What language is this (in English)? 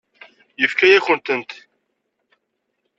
Kabyle